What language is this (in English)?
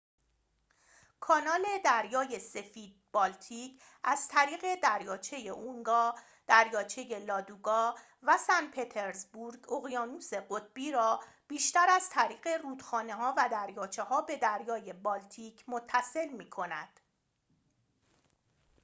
Persian